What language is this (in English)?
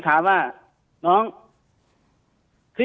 Thai